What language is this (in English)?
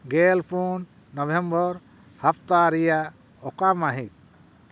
Santali